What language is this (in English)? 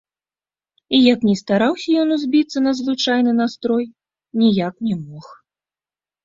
Belarusian